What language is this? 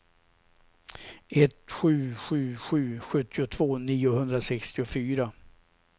Swedish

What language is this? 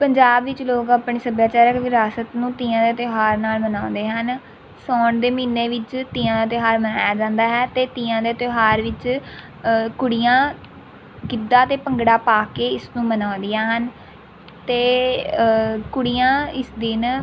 Punjabi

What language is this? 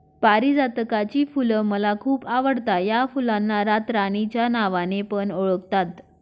Marathi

